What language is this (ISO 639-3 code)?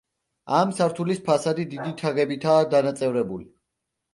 kat